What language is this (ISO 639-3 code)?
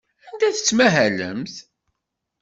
kab